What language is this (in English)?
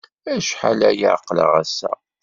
Kabyle